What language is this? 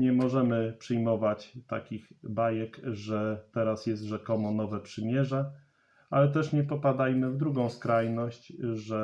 Polish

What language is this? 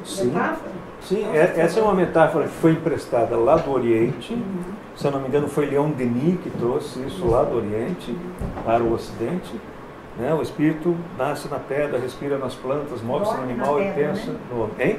Portuguese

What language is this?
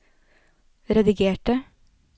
Norwegian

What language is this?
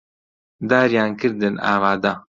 Central Kurdish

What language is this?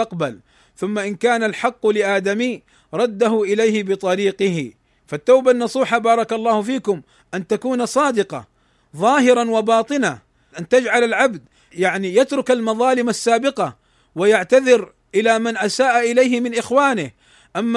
Arabic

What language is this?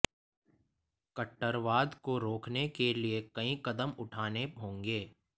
Hindi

